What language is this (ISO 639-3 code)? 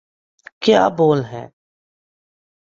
urd